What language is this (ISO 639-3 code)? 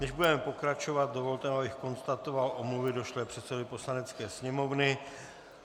ces